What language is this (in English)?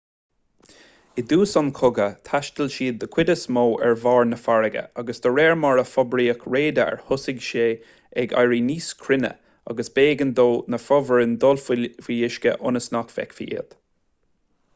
Irish